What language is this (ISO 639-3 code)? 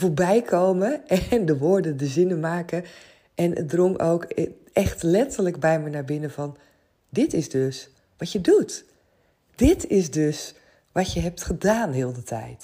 nld